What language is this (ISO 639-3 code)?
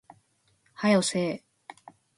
jpn